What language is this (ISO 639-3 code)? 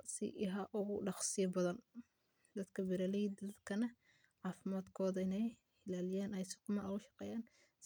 som